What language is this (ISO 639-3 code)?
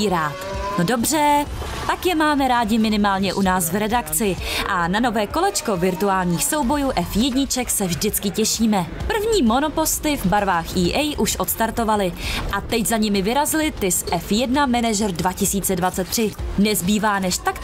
ces